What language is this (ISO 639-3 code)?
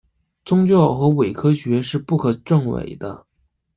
zho